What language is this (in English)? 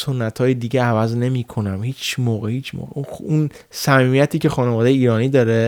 Persian